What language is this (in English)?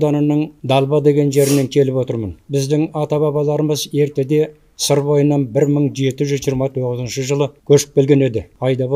Turkish